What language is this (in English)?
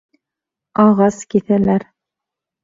Bashkir